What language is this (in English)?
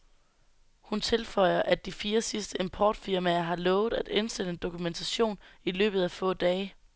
Danish